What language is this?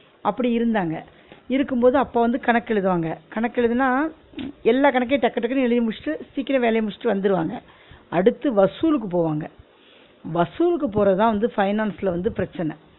Tamil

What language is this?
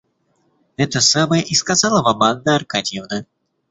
Russian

